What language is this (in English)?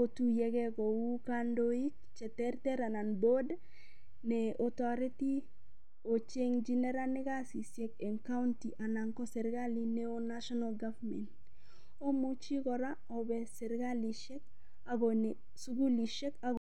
Kalenjin